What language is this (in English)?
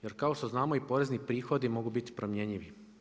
Croatian